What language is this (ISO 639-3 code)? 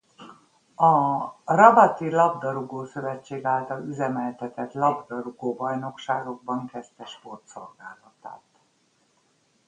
hun